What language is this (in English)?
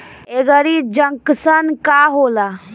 Bhojpuri